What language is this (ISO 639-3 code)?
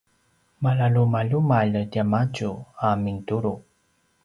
pwn